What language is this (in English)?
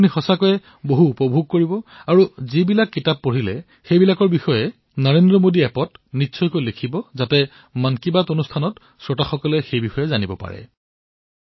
Assamese